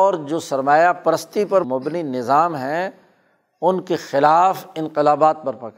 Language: Urdu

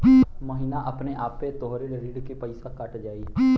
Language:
Bhojpuri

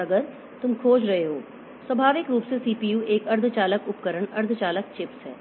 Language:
Hindi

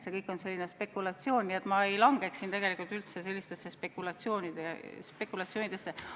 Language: Estonian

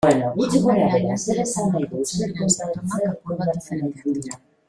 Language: Basque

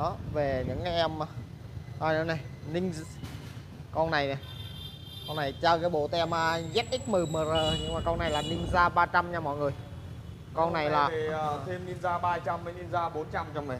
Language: Vietnamese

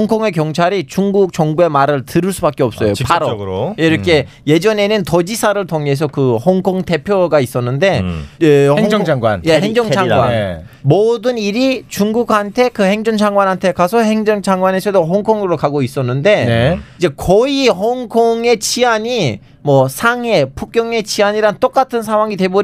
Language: Korean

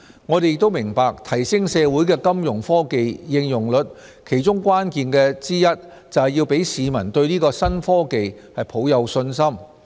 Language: Cantonese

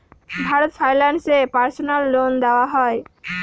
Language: Bangla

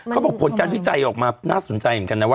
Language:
Thai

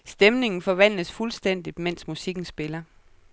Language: Danish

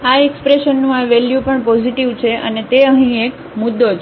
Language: Gujarati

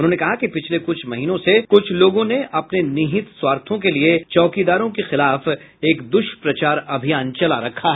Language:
Hindi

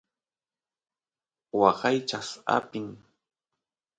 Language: Santiago del Estero Quichua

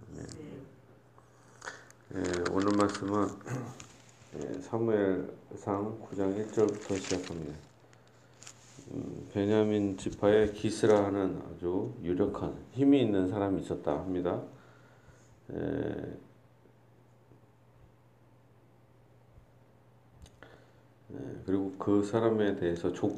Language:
Korean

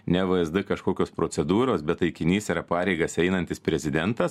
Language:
Lithuanian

